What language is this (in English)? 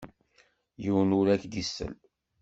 Kabyle